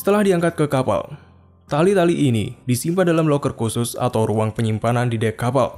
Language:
Indonesian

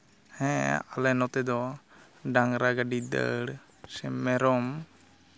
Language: Santali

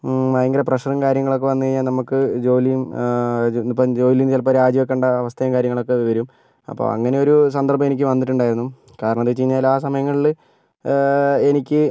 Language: Malayalam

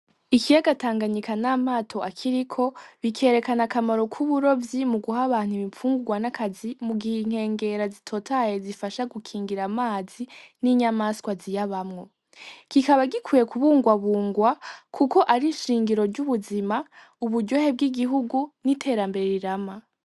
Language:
Rundi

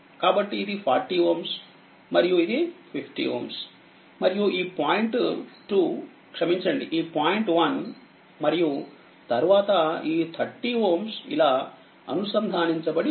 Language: Telugu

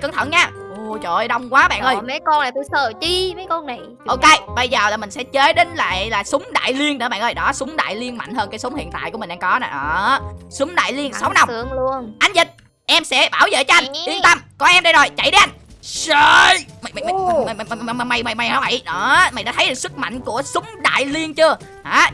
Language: Vietnamese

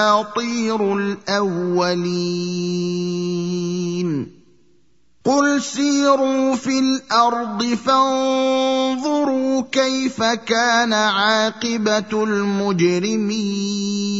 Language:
Arabic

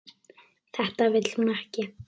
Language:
Icelandic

